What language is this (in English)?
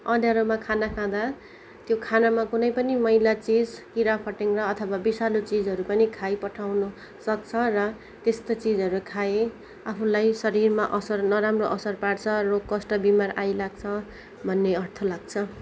Nepali